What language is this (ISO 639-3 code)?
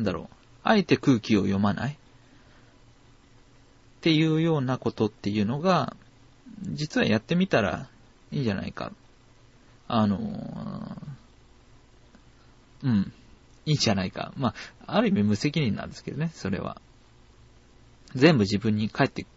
jpn